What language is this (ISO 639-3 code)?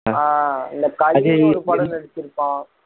tam